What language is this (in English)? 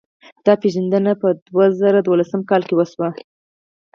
Pashto